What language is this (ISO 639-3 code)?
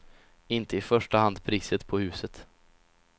swe